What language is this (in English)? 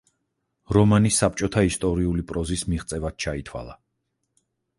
Georgian